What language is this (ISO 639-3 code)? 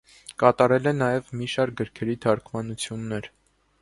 hye